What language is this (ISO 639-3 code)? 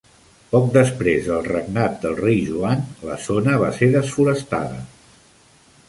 cat